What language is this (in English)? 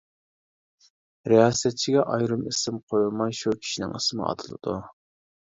Uyghur